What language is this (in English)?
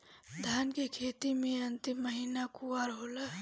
Bhojpuri